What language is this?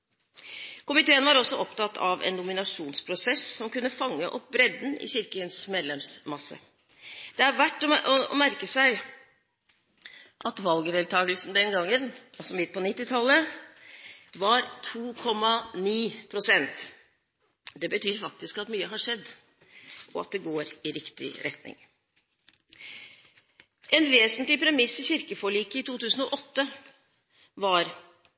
Norwegian Bokmål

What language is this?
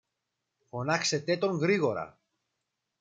Greek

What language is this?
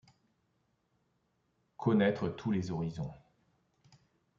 French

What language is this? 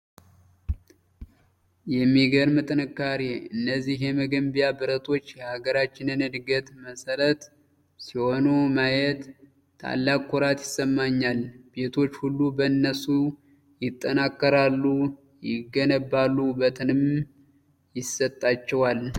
Amharic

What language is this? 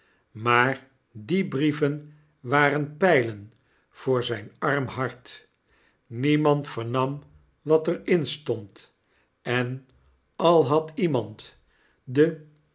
Dutch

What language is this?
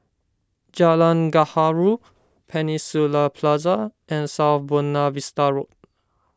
English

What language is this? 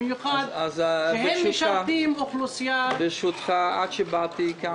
Hebrew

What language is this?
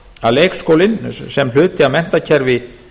Icelandic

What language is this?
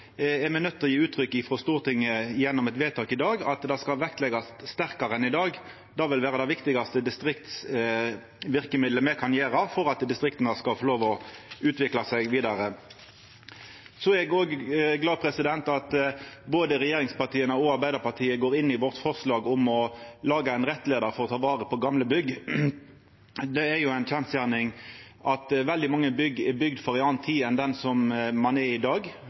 Norwegian Nynorsk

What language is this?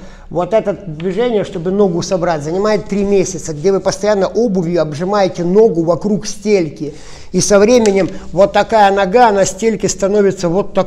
Russian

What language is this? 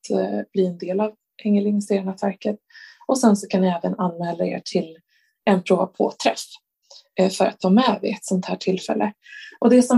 Swedish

